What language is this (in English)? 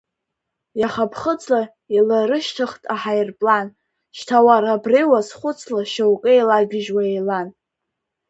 Abkhazian